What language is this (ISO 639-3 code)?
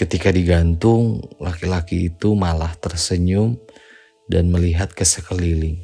ind